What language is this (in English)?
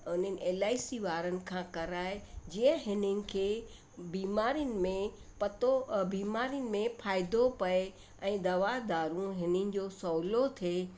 Sindhi